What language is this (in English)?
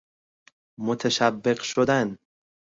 Persian